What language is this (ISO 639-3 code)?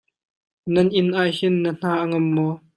cnh